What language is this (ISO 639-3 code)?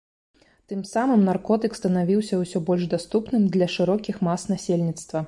bel